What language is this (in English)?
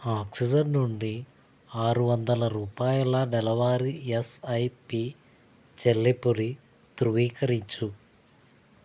Telugu